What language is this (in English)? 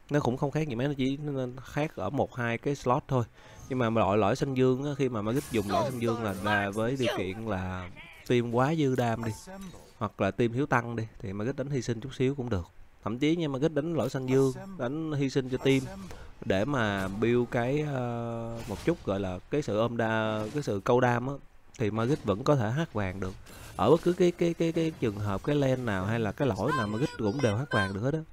Vietnamese